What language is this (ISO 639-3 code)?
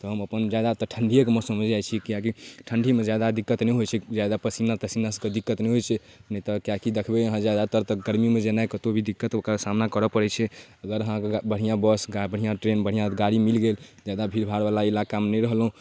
mai